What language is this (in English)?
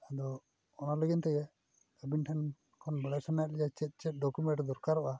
Santali